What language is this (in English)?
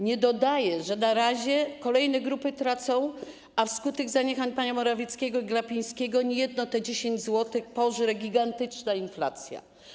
Polish